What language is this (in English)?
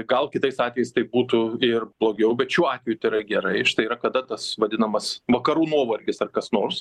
Lithuanian